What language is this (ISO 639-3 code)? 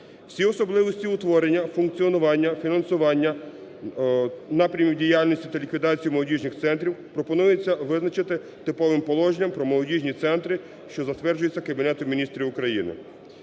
ukr